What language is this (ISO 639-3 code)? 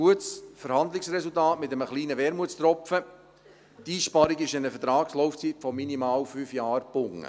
gsw